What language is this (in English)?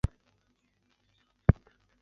Chinese